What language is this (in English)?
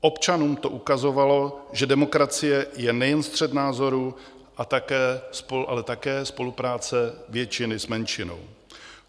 Czech